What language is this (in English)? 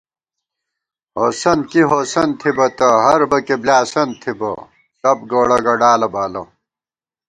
Gawar-Bati